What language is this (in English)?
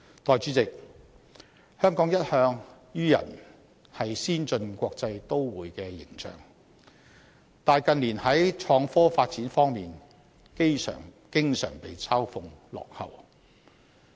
Cantonese